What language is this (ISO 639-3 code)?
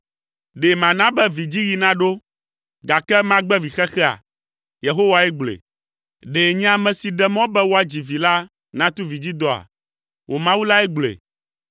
ewe